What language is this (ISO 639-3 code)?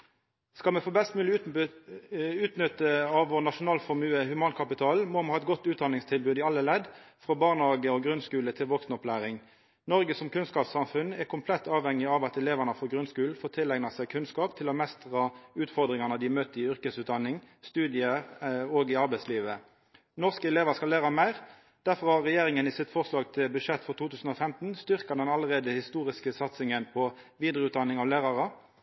nno